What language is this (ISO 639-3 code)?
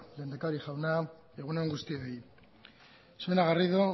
eus